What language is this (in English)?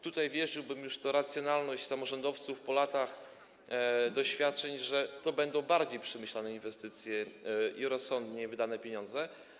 Polish